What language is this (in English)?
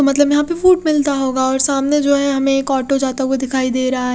Hindi